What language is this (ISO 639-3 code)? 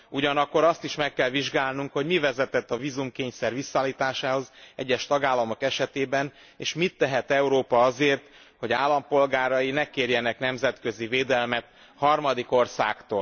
hun